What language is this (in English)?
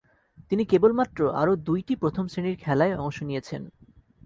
Bangla